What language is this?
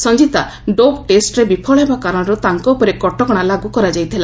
Odia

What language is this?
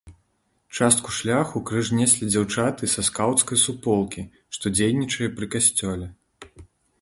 Belarusian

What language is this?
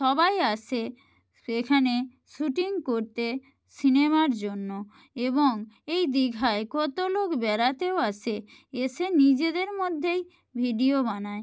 Bangla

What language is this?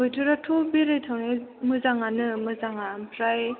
Bodo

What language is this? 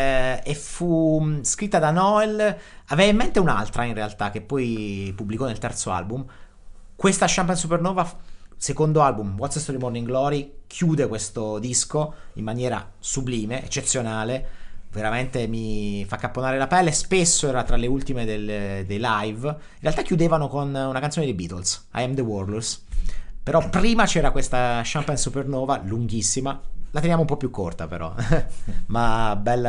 Italian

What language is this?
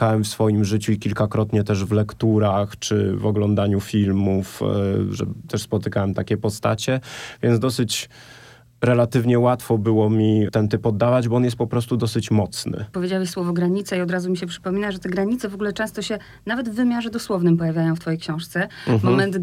Polish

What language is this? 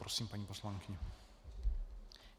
Czech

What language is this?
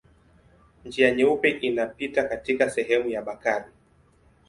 Swahili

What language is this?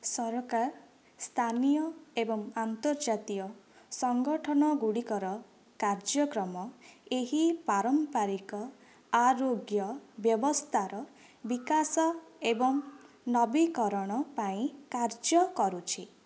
Odia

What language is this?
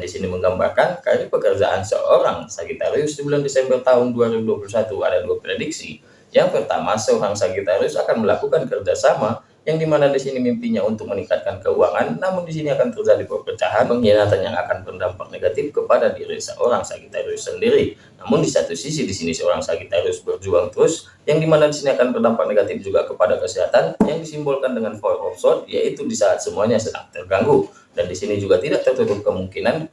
Indonesian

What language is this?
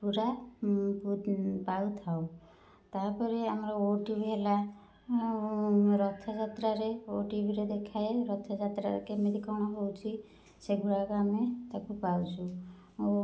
Odia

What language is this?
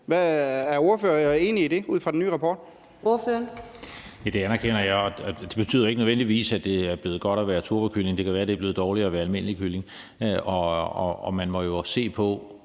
Danish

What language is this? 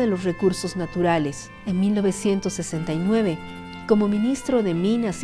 Spanish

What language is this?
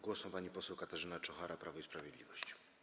Polish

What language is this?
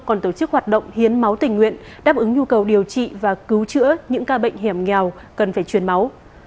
Vietnamese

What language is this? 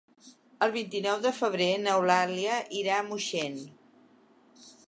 Catalan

